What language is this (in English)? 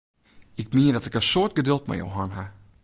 Western Frisian